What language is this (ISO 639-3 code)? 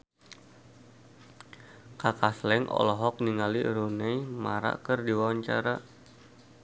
sun